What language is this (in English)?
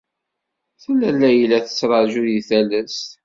Kabyle